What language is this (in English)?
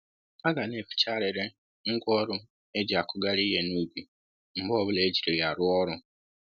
Igbo